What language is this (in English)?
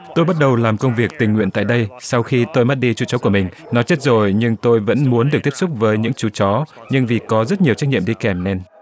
Vietnamese